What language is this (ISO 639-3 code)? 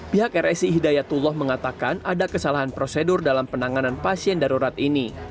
ind